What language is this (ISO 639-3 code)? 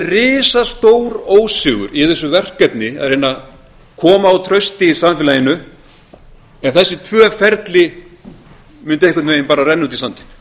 isl